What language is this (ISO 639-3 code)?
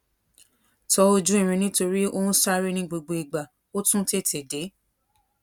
yor